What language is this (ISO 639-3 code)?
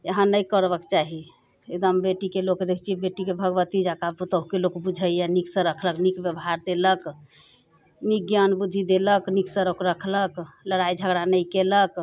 mai